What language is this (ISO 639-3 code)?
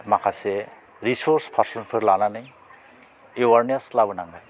brx